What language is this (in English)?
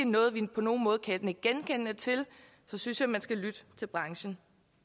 Danish